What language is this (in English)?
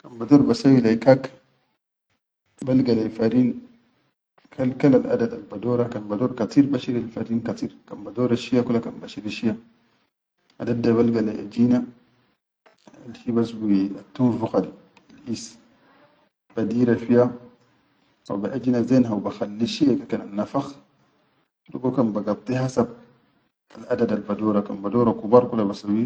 Chadian Arabic